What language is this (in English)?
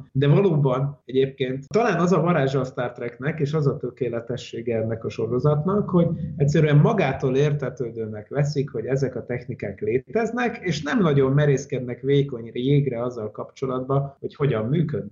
Hungarian